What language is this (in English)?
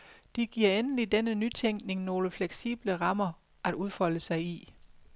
Danish